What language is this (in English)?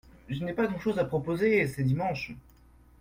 French